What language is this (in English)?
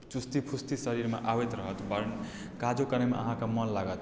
Maithili